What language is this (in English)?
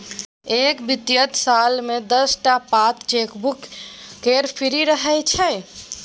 Maithili